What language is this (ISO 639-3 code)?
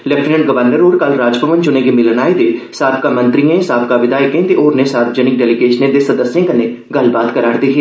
doi